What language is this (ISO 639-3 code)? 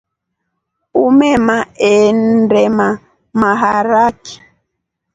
rof